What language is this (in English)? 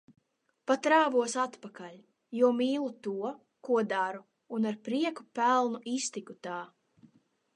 Latvian